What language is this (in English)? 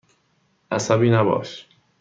Persian